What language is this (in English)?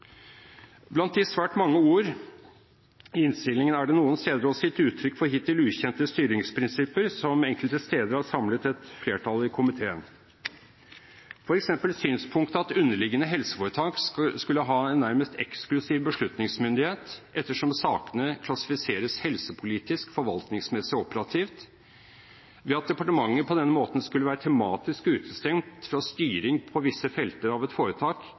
Norwegian Bokmål